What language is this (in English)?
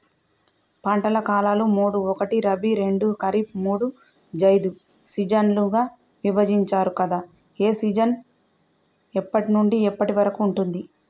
Telugu